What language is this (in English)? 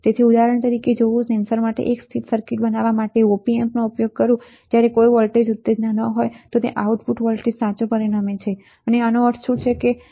Gujarati